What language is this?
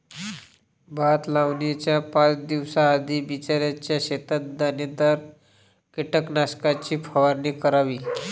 Marathi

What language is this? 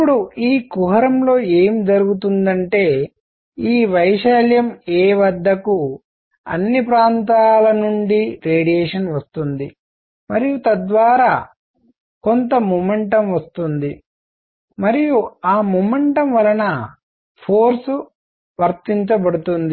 Telugu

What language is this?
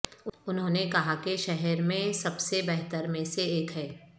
Urdu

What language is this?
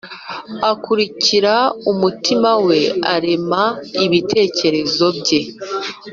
Kinyarwanda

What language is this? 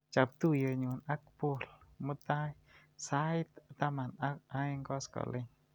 Kalenjin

